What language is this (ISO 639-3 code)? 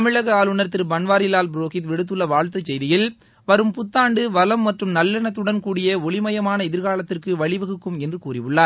tam